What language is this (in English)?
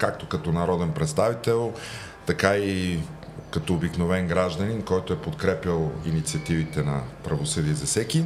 Bulgarian